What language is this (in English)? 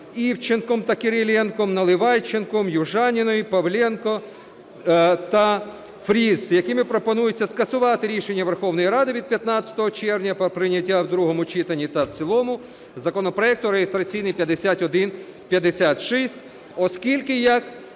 Ukrainian